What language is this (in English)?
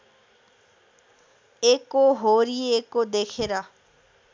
Nepali